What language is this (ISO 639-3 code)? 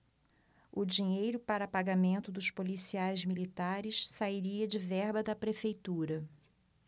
por